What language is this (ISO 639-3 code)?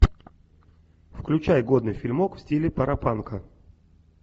rus